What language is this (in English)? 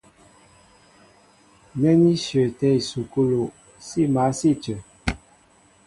Mbo (Cameroon)